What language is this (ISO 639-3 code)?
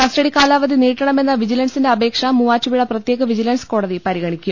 mal